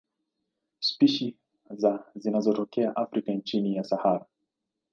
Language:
Swahili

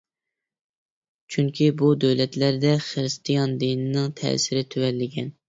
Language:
Uyghur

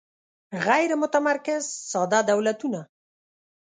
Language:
Pashto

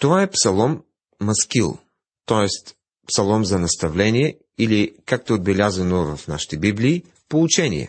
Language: Bulgarian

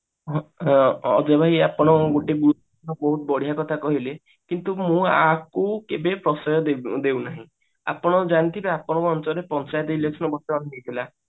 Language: Odia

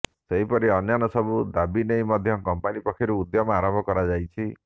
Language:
Odia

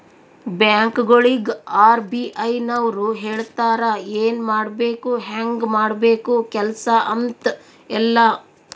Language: Kannada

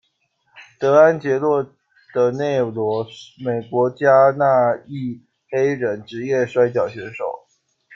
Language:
Chinese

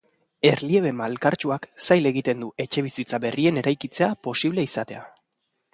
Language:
Basque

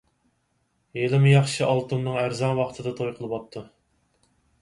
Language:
Uyghur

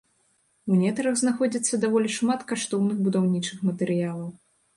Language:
Belarusian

